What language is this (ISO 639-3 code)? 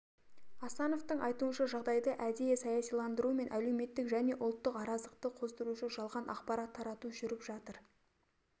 kaz